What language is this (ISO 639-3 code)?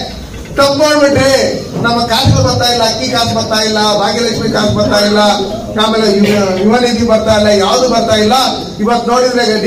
kan